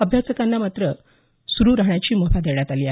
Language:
Marathi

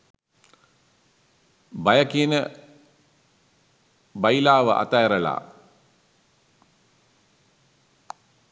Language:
Sinhala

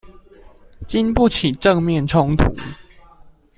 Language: Chinese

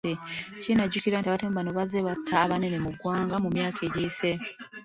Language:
Ganda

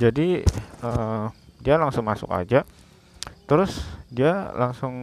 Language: Indonesian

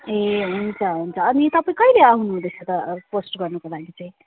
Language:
Nepali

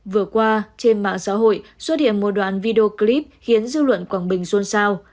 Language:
Vietnamese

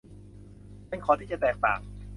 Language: Thai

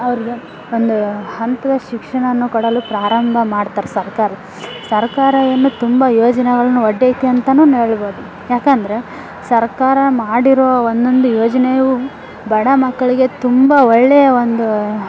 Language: Kannada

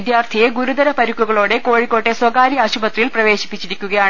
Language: Malayalam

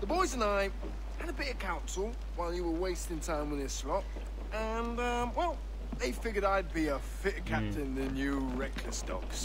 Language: Polish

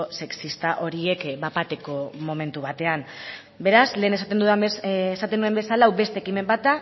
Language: Basque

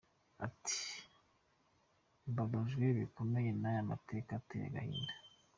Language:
Kinyarwanda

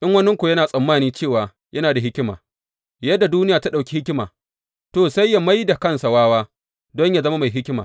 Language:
Hausa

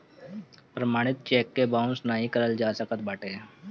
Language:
Bhojpuri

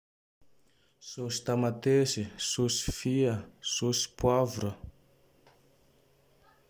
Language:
Tandroy-Mahafaly Malagasy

